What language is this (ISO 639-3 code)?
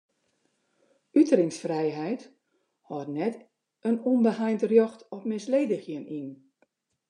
fry